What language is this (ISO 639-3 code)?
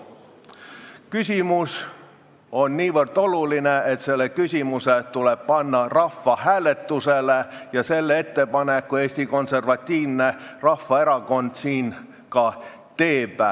est